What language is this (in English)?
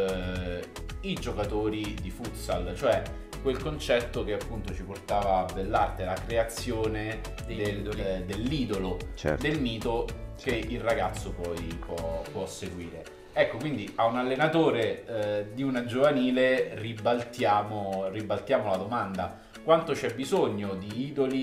Italian